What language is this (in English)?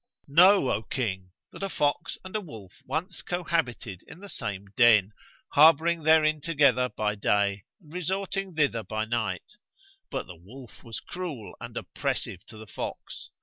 English